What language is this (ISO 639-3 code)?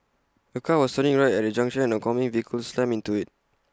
eng